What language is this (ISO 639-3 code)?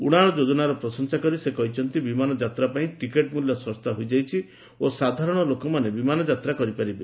ori